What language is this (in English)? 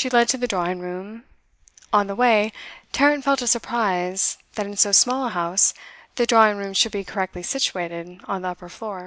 English